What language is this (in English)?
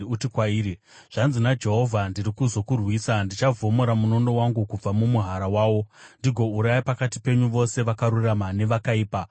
Shona